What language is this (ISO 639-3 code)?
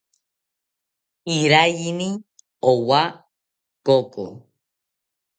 cpy